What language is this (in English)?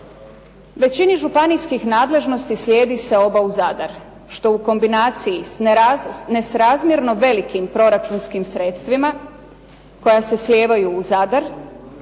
Croatian